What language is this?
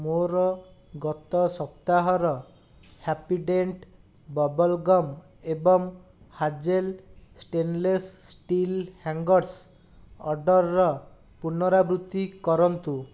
Odia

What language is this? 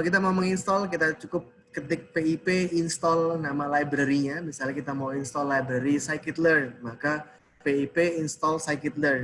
Indonesian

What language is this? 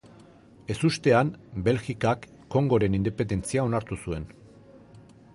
Basque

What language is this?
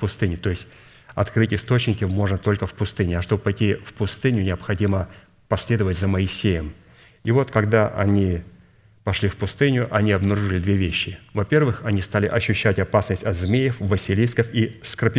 Russian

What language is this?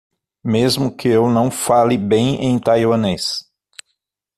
Portuguese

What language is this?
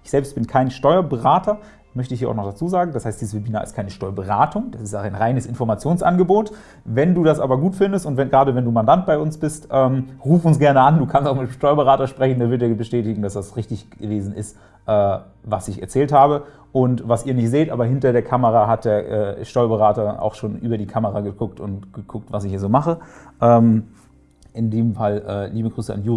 German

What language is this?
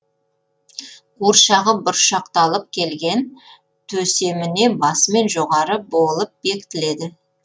Kazakh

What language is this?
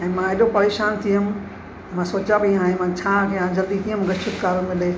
Sindhi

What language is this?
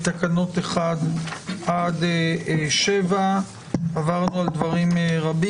Hebrew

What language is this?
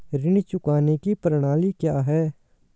Hindi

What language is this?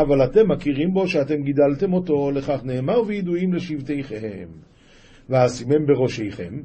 Hebrew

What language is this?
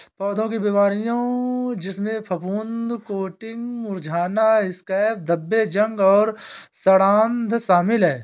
Hindi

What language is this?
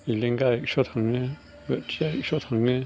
Bodo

